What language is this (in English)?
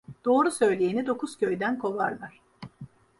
Turkish